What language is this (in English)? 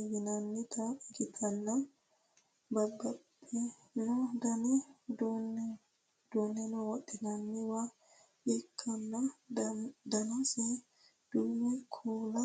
Sidamo